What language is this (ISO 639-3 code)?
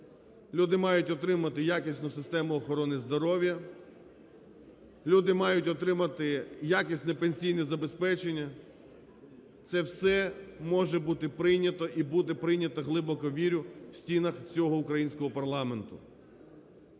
ukr